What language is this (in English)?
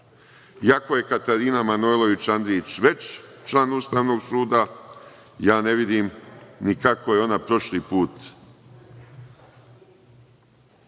Serbian